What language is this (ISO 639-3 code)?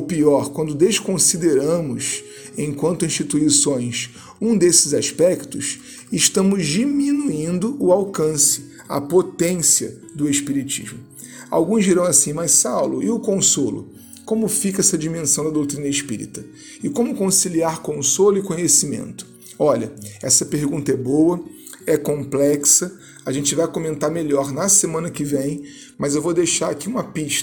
por